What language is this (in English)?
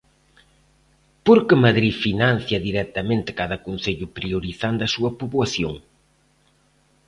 Galician